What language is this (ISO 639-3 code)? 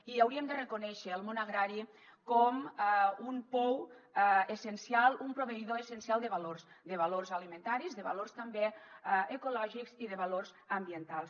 cat